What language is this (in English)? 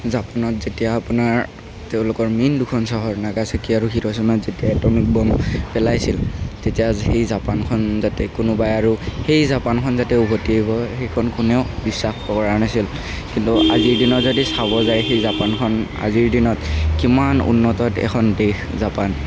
Assamese